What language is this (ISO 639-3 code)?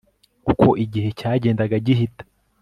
kin